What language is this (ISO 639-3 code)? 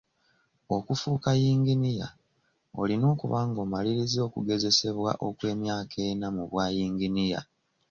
lug